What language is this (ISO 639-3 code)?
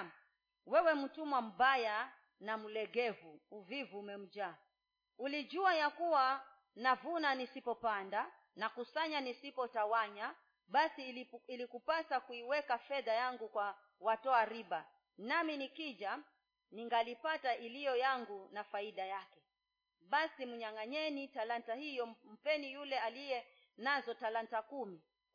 swa